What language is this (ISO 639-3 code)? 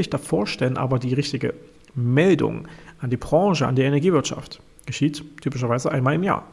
deu